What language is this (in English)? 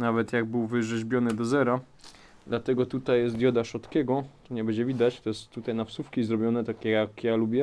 Polish